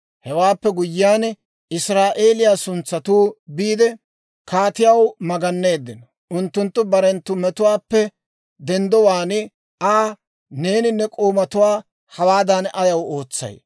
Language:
Dawro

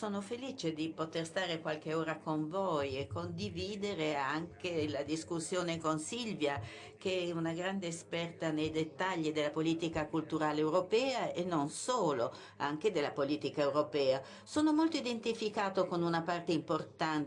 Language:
Italian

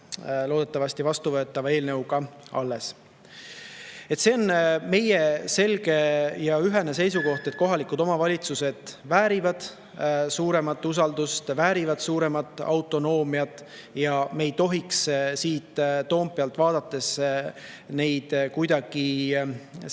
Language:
Estonian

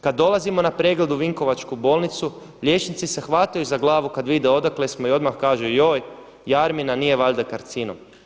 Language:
Croatian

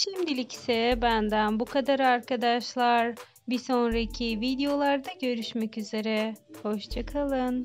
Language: Turkish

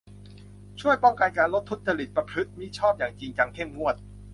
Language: Thai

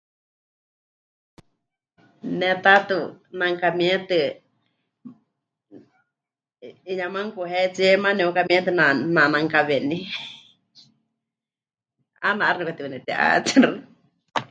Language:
Huichol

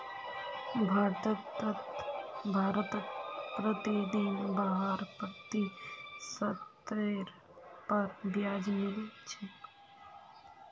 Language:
Magahi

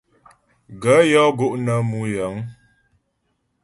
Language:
Ghomala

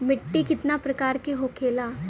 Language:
Bhojpuri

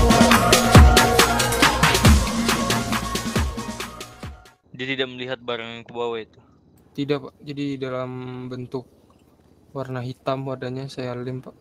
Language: Indonesian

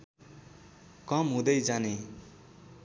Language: Nepali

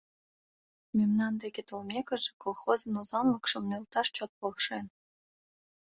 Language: Mari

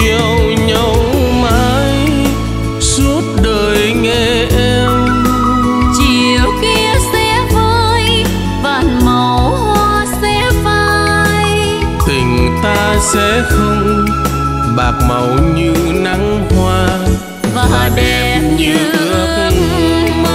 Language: Vietnamese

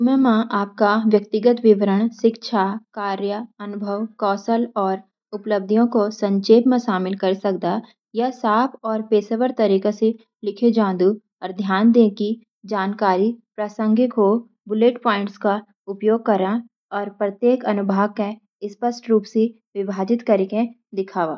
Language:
Garhwali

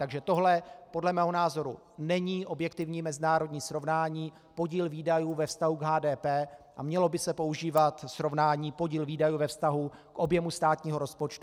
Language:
Czech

